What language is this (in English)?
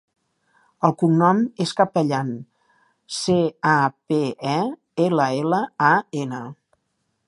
Catalan